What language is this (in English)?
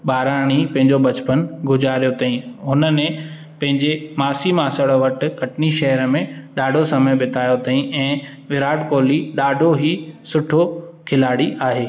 Sindhi